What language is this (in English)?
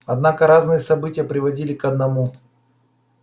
Russian